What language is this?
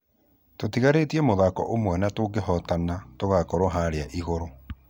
Kikuyu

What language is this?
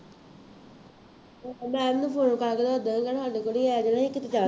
Punjabi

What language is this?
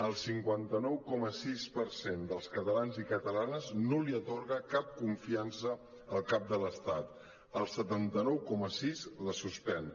Catalan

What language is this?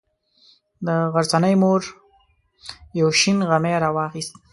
Pashto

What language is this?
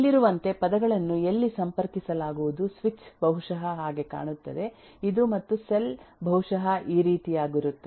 Kannada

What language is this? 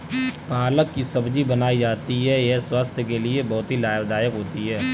Hindi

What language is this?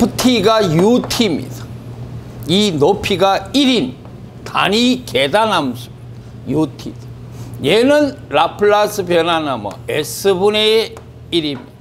Korean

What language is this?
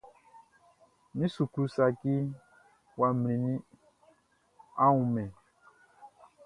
Baoulé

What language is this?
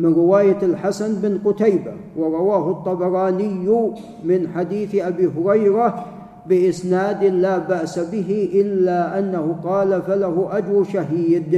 Arabic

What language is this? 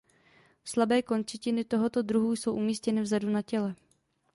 Czech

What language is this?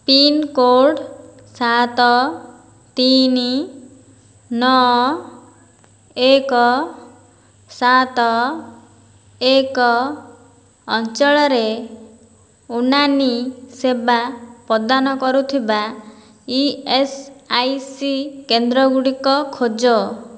Odia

